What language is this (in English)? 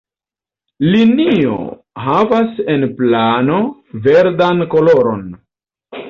Esperanto